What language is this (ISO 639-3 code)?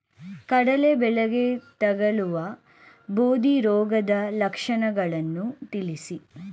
kan